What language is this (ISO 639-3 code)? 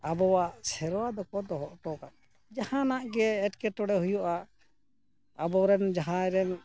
sat